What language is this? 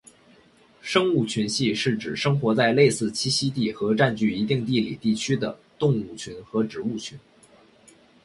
Chinese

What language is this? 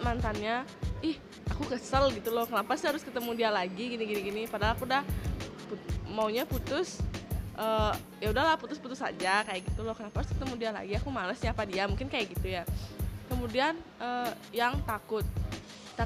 Indonesian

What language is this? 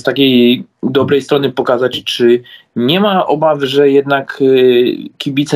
Polish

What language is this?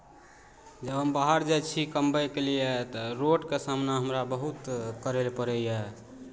Maithili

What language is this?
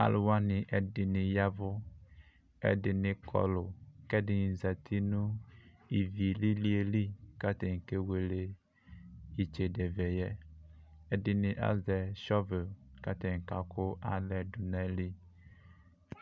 Ikposo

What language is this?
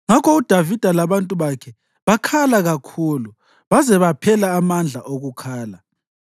North Ndebele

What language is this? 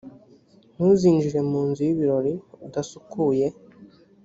Kinyarwanda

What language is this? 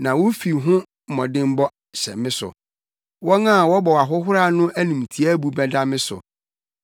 Akan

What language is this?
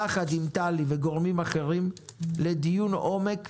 Hebrew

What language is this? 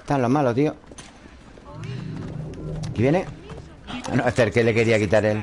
Spanish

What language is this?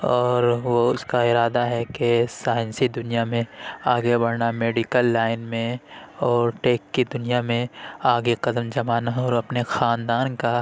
Urdu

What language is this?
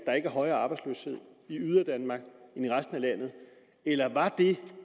Danish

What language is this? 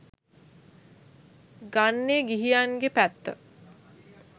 Sinhala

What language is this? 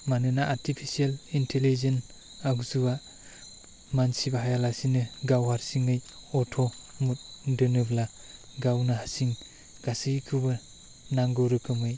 Bodo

